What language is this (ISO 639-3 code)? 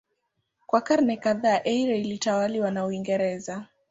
swa